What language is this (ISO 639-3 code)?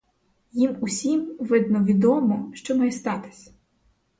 ukr